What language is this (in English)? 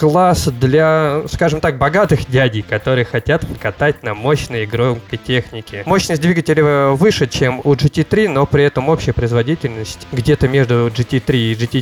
Russian